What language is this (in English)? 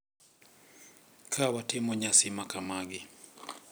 Luo (Kenya and Tanzania)